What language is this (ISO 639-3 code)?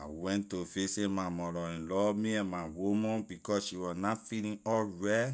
lir